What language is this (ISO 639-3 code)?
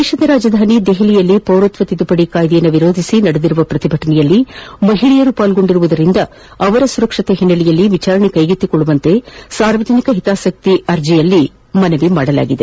kan